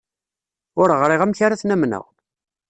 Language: Kabyle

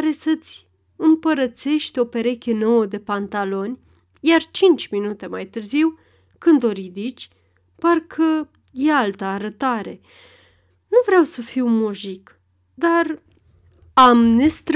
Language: Romanian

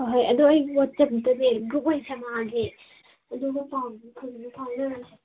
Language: Manipuri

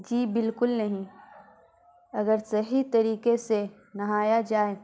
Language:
Urdu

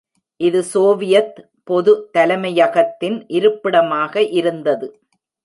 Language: Tamil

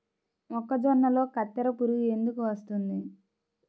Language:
Telugu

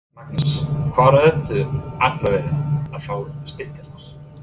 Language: Icelandic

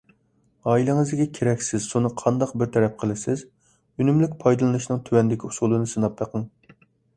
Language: Uyghur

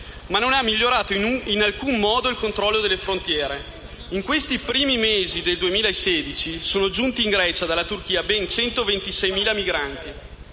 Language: Italian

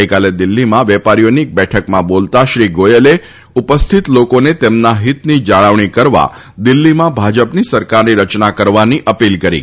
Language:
Gujarati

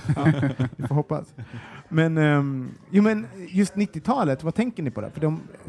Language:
Swedish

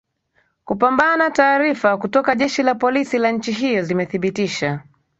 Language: Swahili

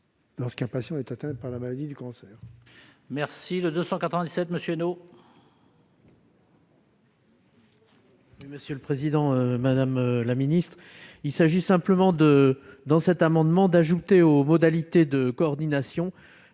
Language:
French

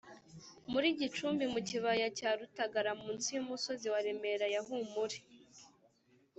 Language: Kinyarwanda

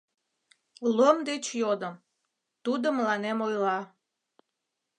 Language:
Mari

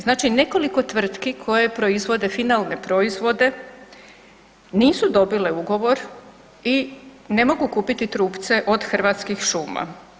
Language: Croatian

